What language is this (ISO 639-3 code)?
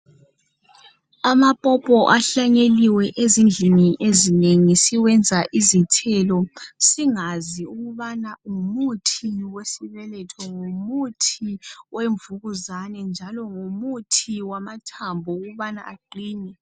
nde